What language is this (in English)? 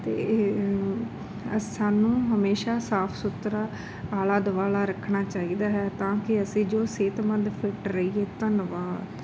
Punjabi